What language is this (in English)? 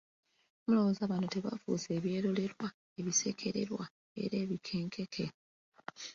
Ganda